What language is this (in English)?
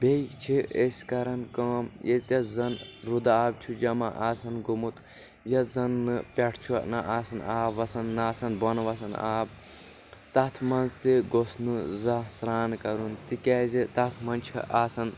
Kashmiri